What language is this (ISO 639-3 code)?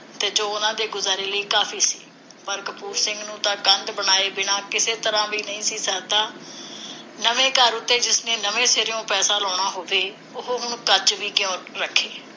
pan